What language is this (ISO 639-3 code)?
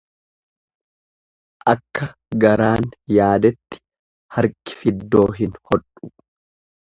orm